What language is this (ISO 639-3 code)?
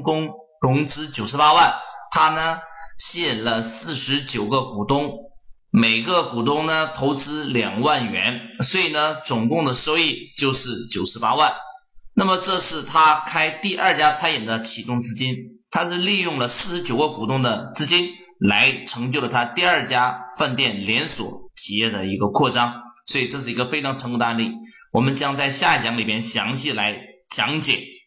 zho